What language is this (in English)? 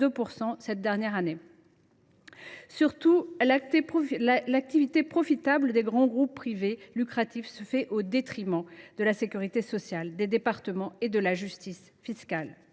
French